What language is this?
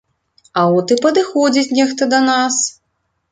Belarusian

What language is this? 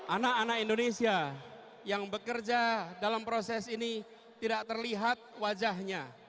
Indonesian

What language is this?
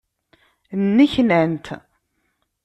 Kabyle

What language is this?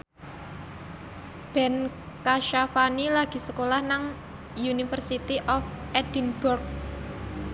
Javanese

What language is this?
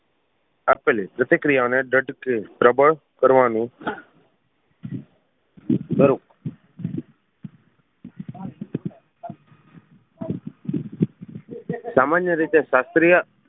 Gujarati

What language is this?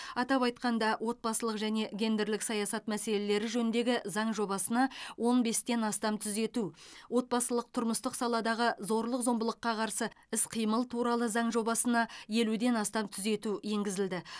Kazakh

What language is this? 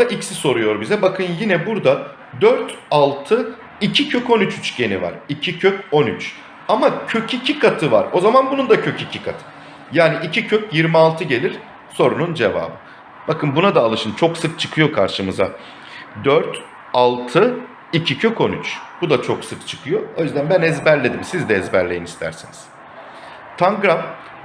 Turkish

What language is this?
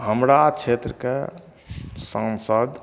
Maithili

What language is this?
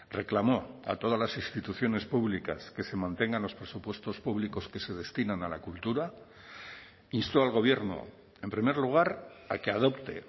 Spanish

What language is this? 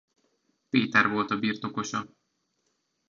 Hungarian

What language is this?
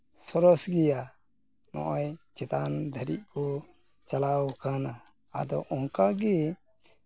Santali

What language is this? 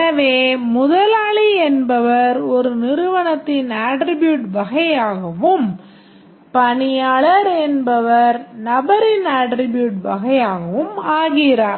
Tamil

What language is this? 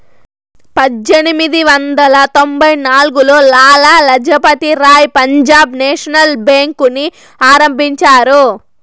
Telugu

